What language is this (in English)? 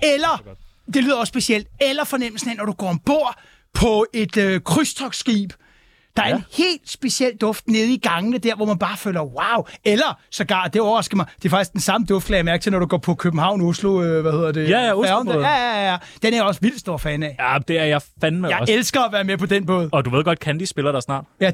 Danish